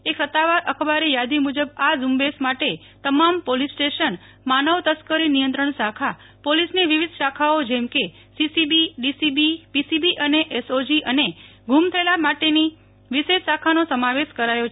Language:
Gujarati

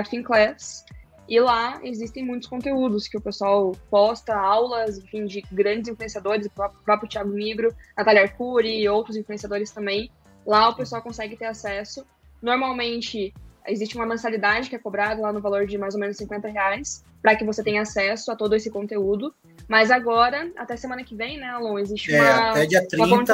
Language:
Portuguese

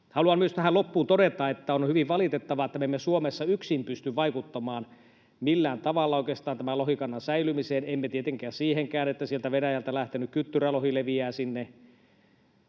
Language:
Finnish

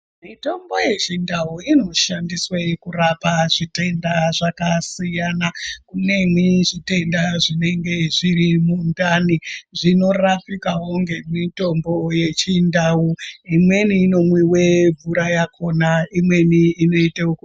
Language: Ndau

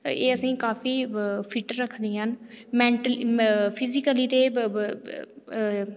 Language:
Dogri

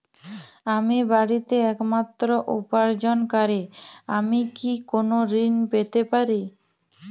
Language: Bangla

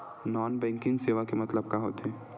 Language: Chhattisgarhi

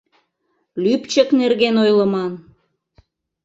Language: Mari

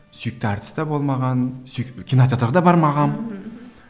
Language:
Kazakh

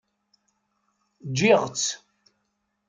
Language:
Kabyle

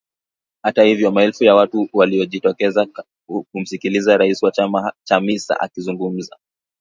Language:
Swahili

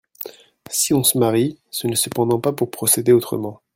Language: French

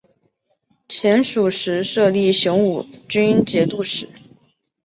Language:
Chinese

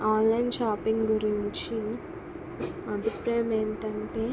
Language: Telugu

